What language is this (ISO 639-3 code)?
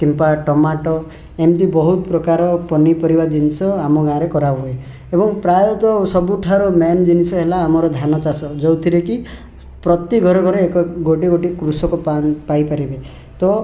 ori